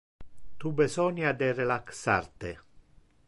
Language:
Interlingua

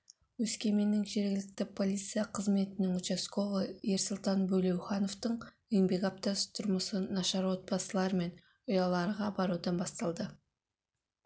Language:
Kazakh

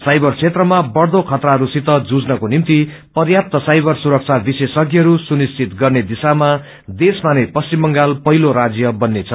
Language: Nepali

